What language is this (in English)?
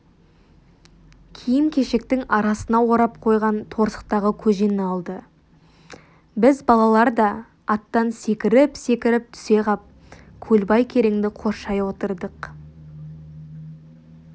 Kazakh